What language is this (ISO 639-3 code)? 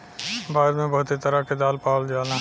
bho